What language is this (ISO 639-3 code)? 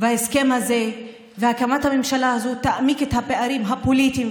heb